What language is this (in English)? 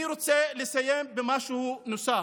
Hebrew